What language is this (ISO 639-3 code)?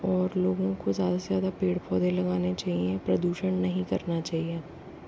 hin